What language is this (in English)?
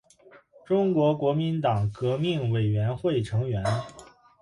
Chinese